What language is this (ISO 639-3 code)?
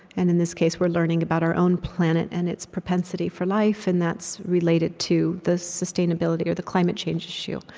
eng